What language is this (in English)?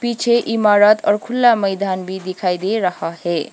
Hindi